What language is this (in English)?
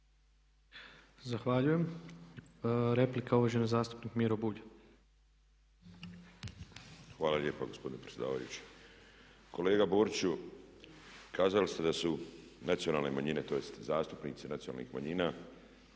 Croatian